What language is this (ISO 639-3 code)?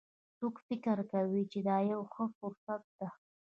pus